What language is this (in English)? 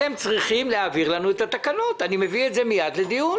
Hebrew